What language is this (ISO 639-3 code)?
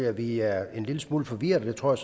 dan